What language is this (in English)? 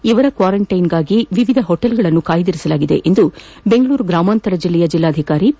Kannada